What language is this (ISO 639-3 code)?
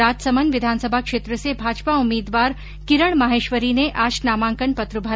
hin